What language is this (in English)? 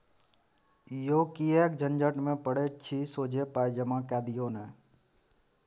Maithili